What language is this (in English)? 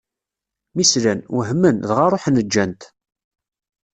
Kabyle